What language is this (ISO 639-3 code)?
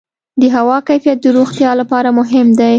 pus